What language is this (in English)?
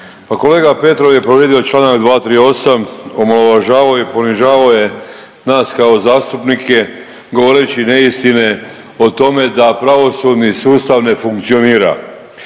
Croatian